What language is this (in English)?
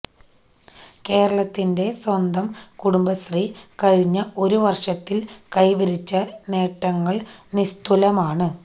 Malayalam